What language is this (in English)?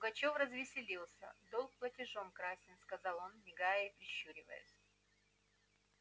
Russian